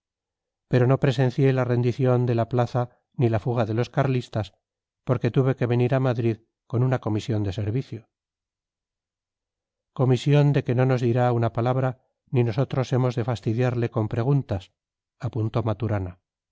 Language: Spanish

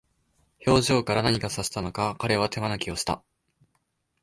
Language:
Japanese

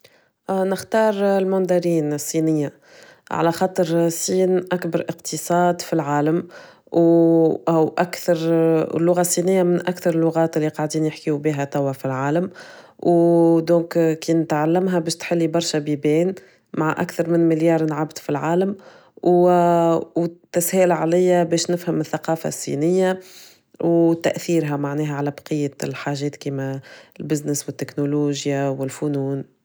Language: Tunisian Arabic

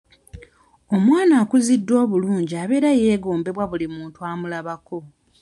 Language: Ganda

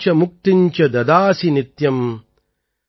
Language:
Tamil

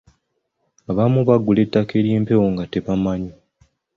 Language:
Ganda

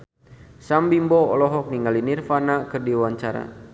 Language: Sundanese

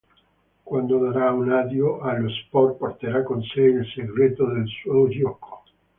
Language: Italian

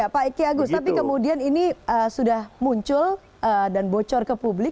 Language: Indonesian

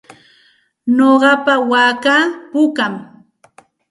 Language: Santa Ana de Tusi Pasco Quechua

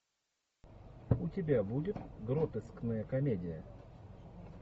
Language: Russian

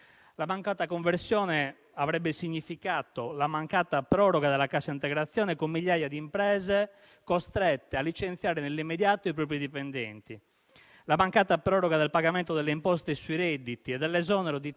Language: Italian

